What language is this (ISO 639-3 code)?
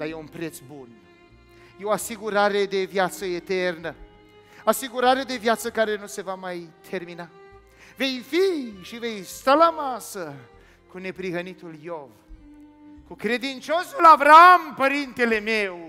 ron